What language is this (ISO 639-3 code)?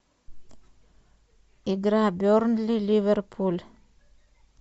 rus